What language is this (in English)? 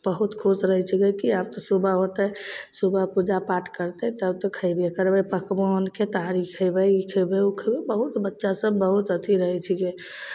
Maithili